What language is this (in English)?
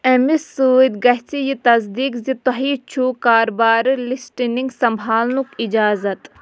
Kashmiri